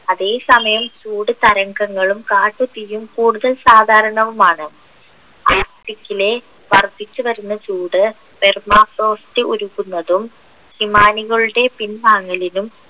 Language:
Malayalam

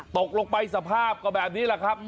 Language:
Thai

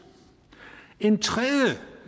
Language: Danish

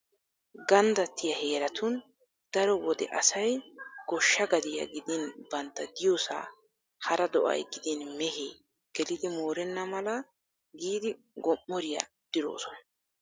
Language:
Wolaytta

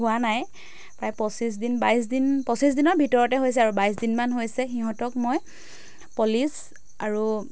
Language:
Assamese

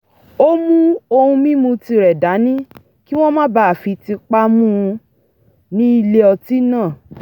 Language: Yoruba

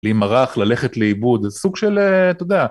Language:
Hebrew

